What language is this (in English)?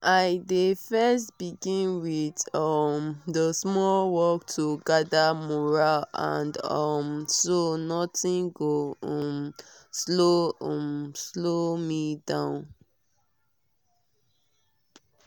Nigerian Pidgin